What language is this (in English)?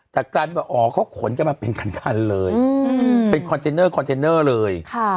Thai